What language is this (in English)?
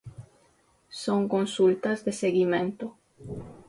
Galician